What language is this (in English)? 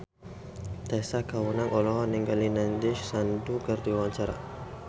Sundanese